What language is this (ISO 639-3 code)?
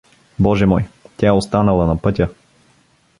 bul